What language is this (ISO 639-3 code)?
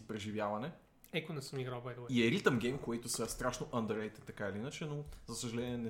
bul